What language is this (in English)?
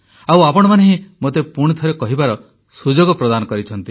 Odia